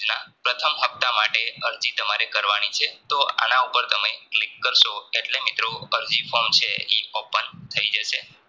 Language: Gujarati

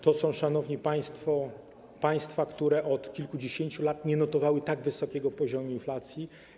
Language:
Polish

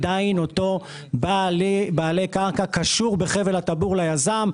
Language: Hebrew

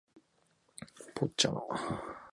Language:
Japanese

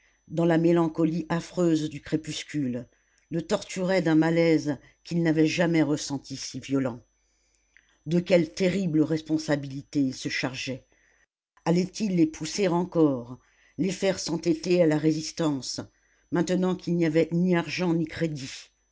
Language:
French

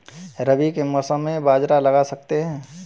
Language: Hindi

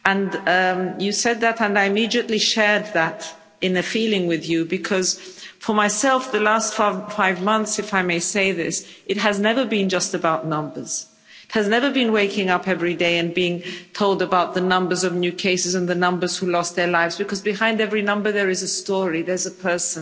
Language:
English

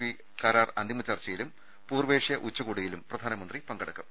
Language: Malayalam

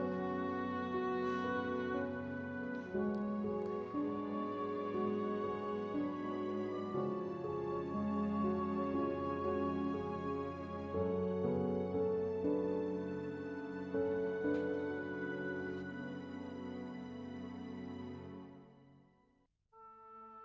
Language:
Indonesian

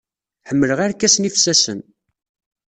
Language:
Kabyle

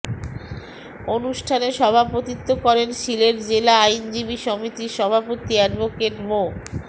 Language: Bangla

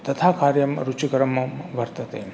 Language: Sanskrit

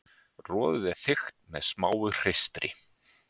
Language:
Icelandic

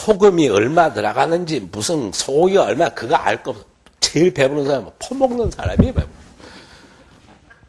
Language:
Korean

